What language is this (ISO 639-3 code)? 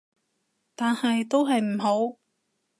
yue